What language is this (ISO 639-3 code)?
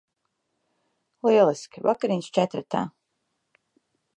lav